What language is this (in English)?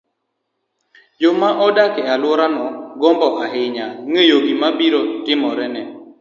Luo (Kenya and Tanzania)